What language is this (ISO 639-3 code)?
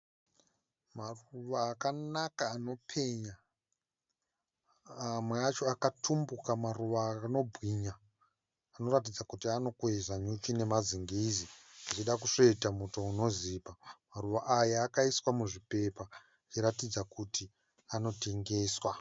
sna